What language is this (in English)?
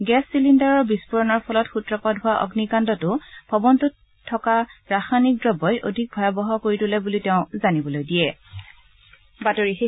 Assamese